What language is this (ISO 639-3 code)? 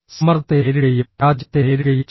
mal